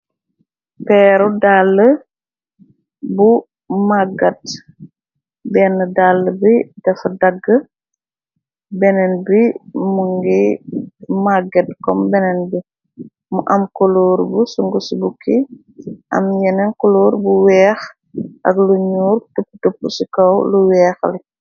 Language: Wolof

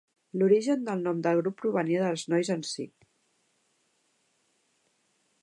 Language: Catalan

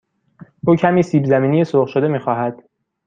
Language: Persian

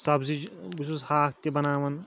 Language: Kashmiri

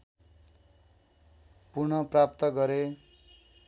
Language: Nepali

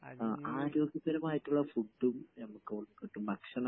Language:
Malayalam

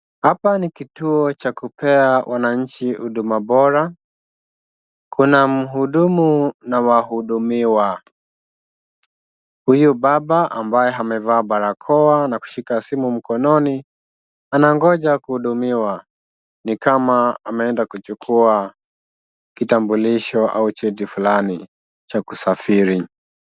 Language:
Swahili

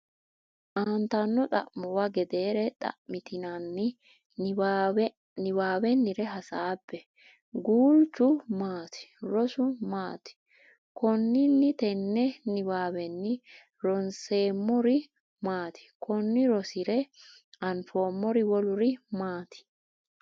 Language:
Sidamo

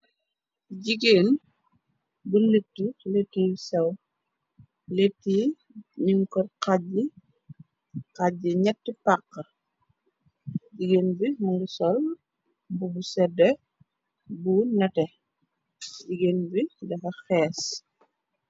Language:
Wolof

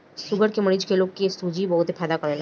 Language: Bhojpuri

